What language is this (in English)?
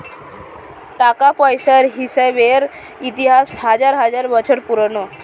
Bangla